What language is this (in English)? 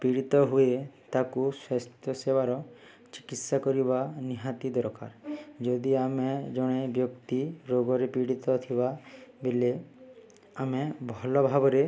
Odia